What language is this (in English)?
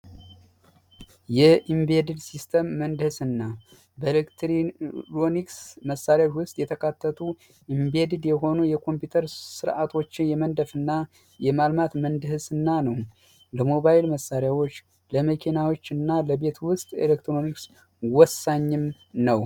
Amharic